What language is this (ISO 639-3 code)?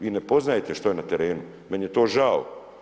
hrv